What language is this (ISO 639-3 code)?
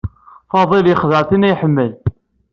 kab